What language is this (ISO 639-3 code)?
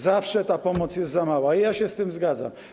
pol